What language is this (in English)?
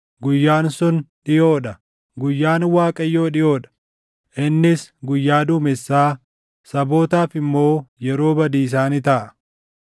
Oromo